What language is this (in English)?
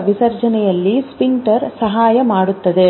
Kannada